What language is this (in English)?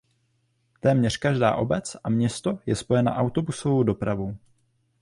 Czech